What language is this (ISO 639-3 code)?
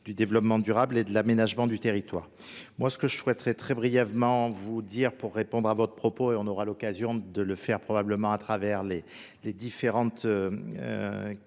fra